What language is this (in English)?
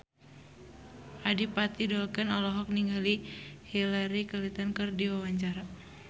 Sundanese